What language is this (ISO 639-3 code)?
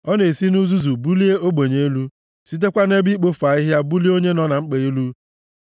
ibo